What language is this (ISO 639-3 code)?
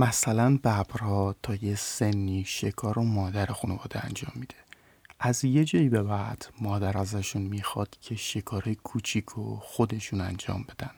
fas